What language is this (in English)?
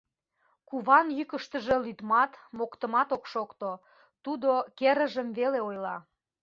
Mari